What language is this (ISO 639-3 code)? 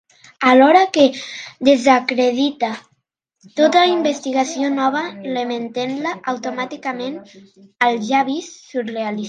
cat